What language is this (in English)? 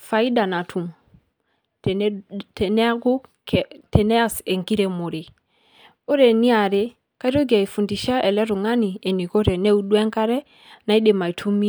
Masai